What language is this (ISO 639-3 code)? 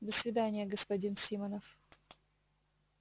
rus